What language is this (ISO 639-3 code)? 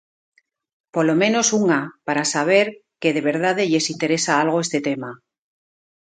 glg